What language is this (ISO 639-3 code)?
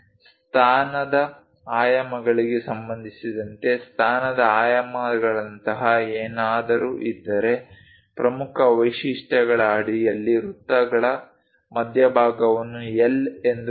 kan